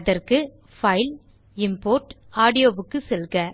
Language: Tamil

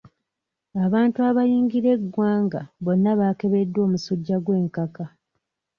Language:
Ganda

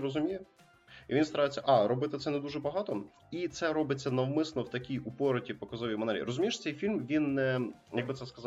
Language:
Ukrainian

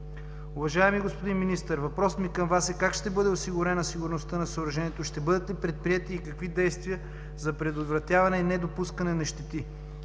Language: Bulgarian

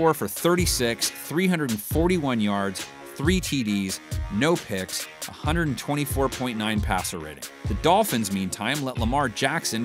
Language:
English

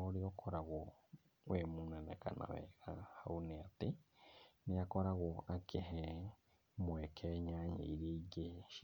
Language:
Kikuyu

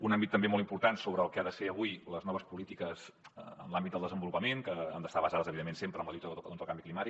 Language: Catalan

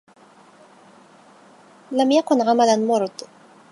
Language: Arabic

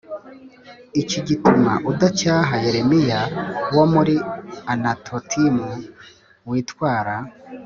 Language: Kinyarwanda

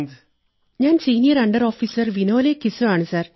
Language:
Malayalam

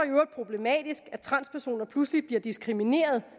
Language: Danish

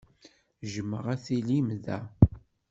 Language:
Kabyle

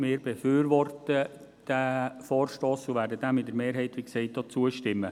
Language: Swiss German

